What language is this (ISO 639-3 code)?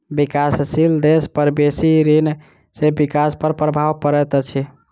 mai